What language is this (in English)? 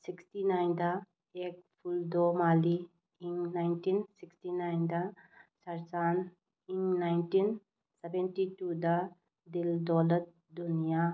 Manipuri